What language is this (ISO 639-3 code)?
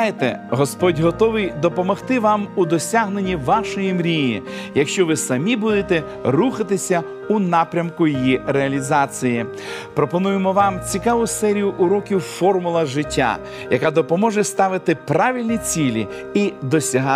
ukr